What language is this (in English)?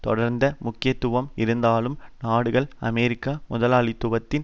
Tamil